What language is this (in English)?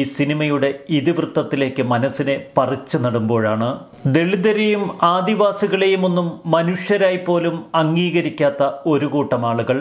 Turkish